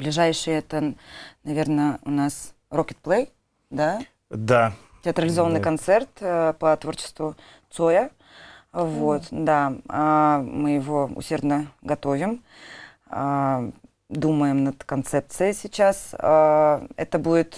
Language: Russian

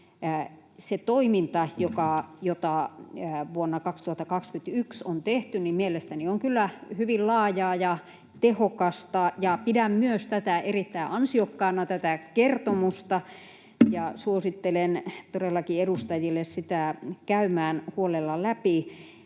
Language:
Finnish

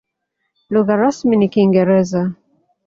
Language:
Swahili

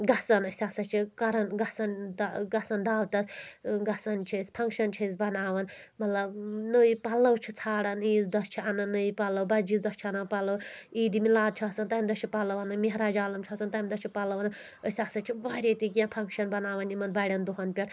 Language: Kashmiri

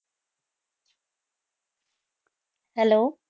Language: Punjabi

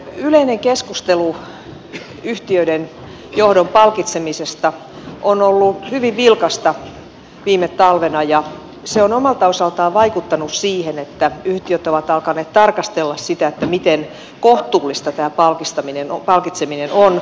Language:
Finnish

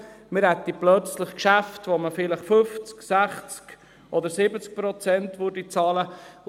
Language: Swiss German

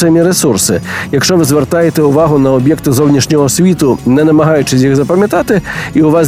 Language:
Ukrainian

